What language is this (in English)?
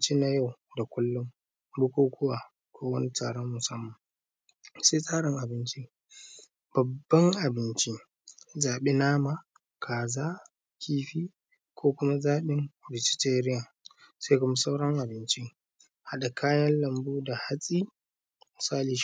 Hausa